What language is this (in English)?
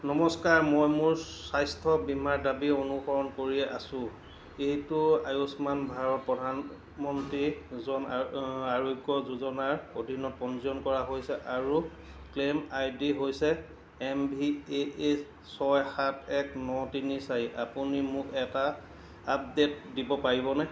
Assamese